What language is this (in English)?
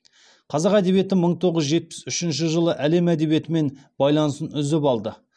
Kazakh